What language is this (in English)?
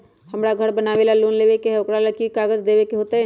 Magahi